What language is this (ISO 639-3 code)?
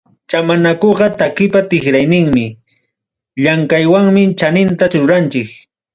quy